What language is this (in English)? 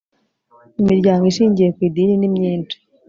Kinyarwanda